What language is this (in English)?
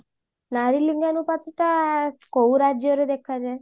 Odia